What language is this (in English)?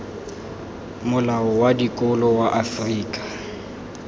Tswana